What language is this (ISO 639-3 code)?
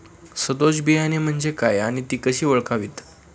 mar